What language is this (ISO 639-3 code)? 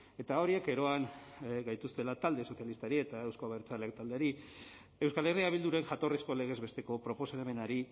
eus